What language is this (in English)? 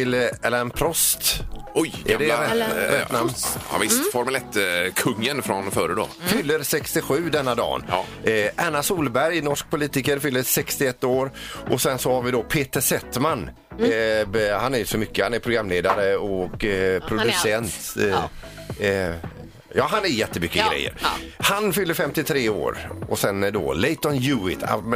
Swedish